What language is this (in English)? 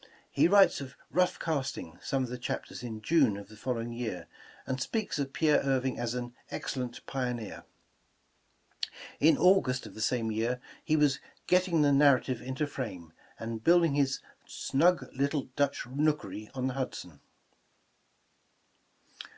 English